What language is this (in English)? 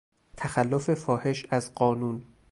Persian